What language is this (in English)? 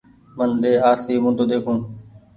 Goaria